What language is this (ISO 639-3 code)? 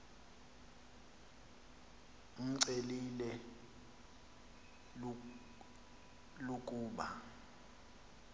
xho